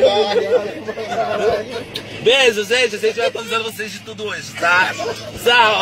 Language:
Portuguese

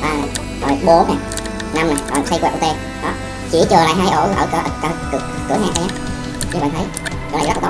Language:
Vietnamese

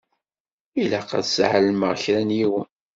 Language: Kabyle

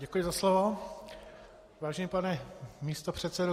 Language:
Czech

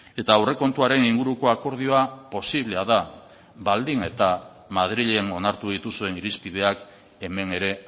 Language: Basque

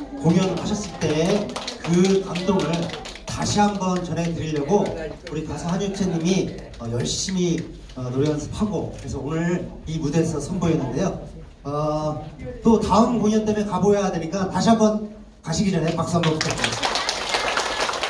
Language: Korean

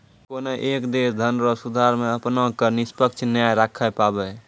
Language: Maithili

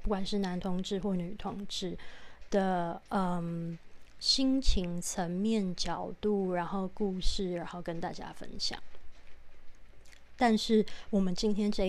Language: Chinese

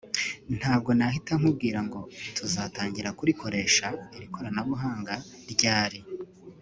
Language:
Kinyarwanda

